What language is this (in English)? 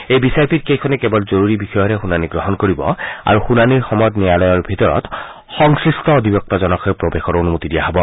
Assamese